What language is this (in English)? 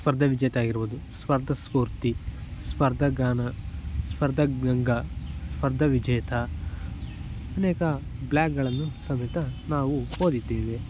Kannada